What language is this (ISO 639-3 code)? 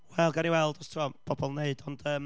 cym